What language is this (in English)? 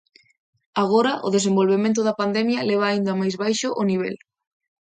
Galician